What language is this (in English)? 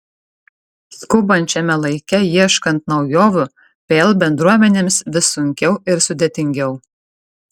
Lithuanian